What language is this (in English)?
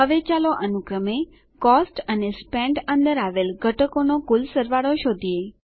Gujarati